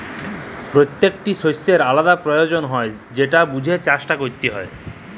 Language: Bangla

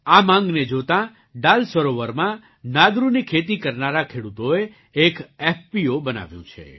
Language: Gujarati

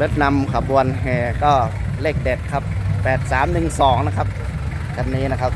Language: Thai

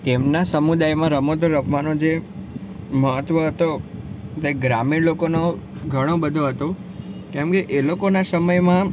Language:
Gujarati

